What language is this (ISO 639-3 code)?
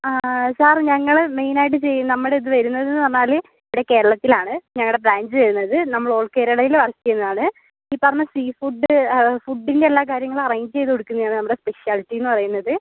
mal